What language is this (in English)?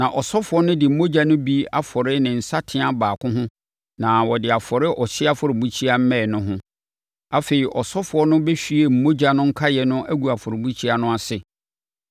Akan